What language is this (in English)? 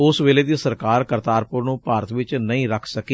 Punjabi